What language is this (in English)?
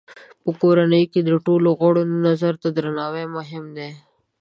Pashto